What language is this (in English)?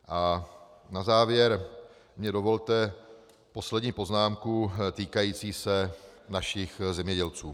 Czech